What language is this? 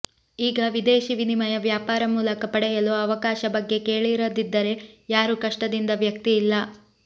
Kannada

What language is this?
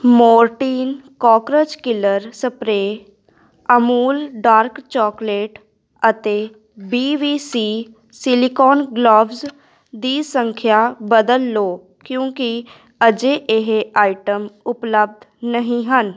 Punjabi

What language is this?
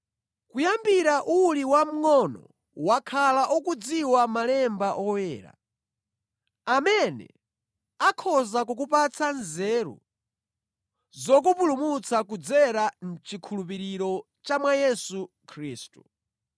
Nyanja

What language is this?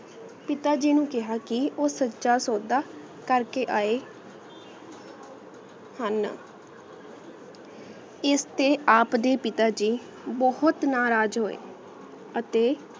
Punjabi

